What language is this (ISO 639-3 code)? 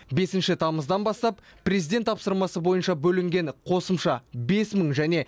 kaz